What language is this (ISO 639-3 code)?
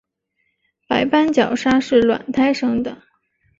zho